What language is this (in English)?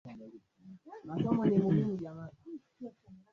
Swahili